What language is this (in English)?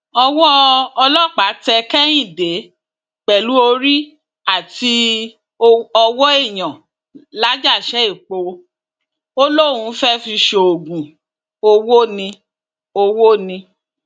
Yoruba